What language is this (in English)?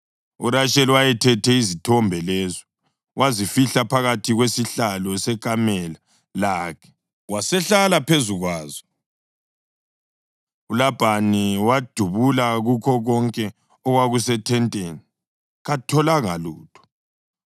North Ndebele